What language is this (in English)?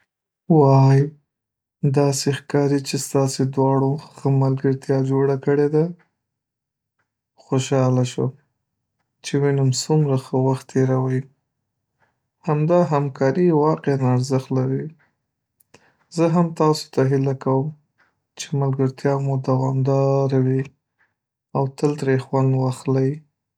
Pashto